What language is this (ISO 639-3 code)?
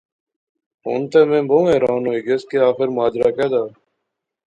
phr